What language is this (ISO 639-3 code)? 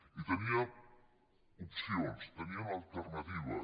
cat